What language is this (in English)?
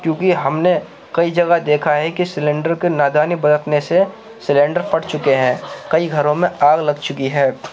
Urdu